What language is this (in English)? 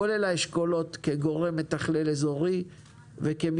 Hebrew